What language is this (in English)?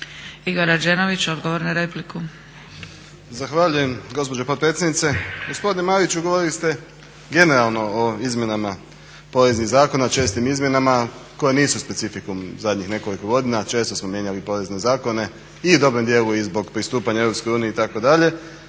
Croatian